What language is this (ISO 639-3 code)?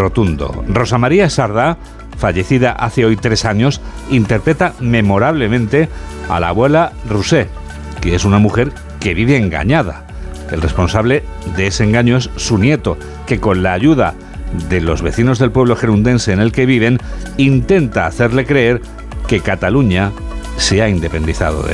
spa